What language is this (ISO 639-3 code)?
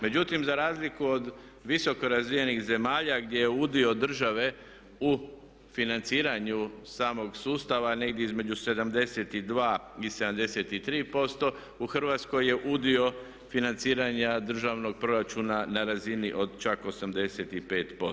hrv